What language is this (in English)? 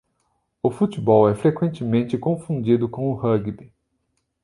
Portuguese